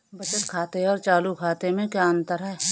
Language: Hindi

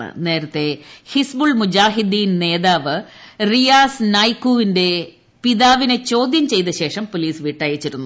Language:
Malayalam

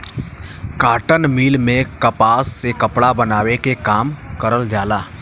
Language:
Bhojpuri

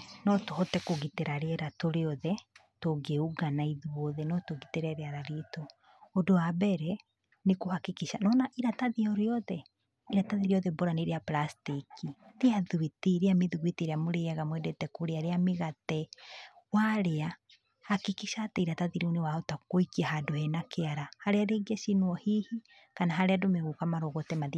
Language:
Kikuyu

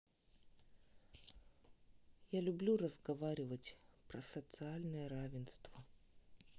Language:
Russian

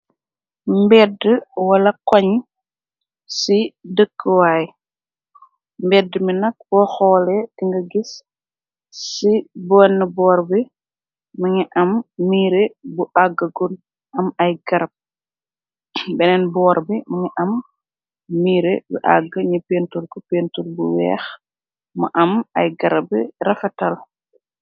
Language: Wolof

